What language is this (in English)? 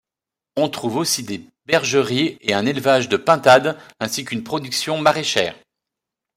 French